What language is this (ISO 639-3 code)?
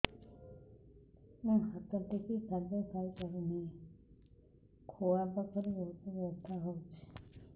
ori